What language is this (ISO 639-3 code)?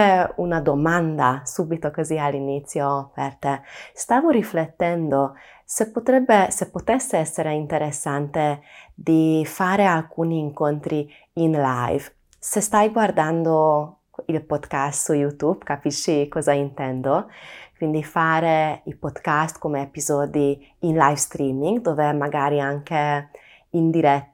ita